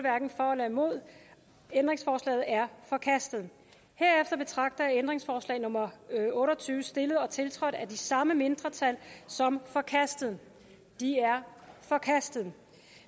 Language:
Danish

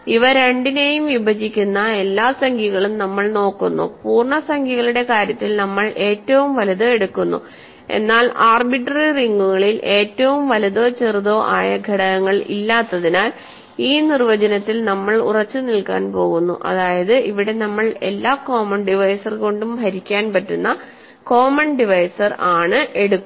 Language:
Malayalam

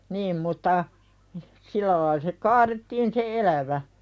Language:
Finnish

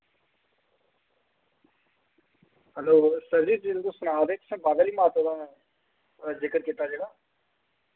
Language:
Dogri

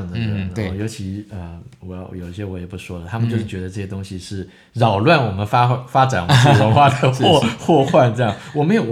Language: Chinese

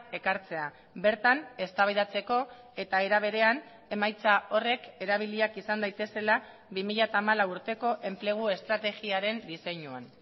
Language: Basque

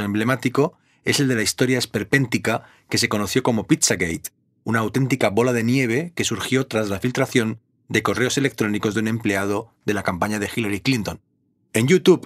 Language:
Spanish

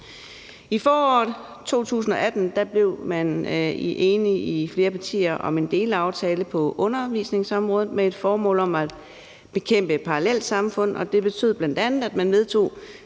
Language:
Danish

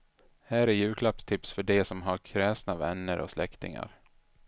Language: Swedish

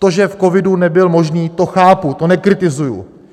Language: Czech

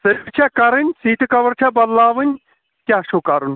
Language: Kashmiri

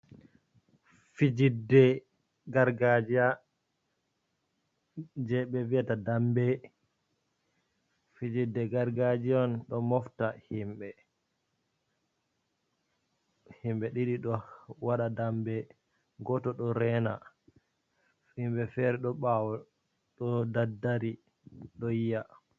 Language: Fula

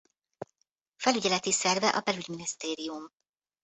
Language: Hungarian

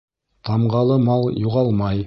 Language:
Bashkir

